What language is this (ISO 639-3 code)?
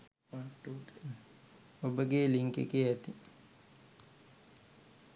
sin